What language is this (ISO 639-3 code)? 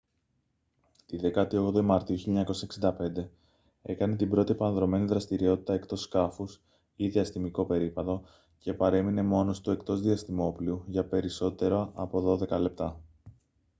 ell